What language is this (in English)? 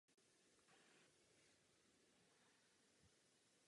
Czech